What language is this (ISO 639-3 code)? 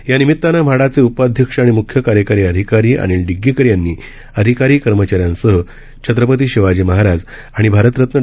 mar